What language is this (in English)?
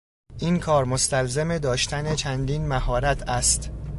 Persian